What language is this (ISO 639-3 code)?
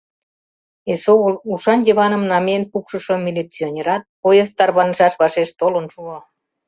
chm